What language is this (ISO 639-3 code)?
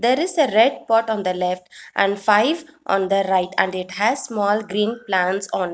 eng